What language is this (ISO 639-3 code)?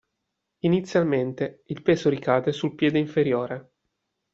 ita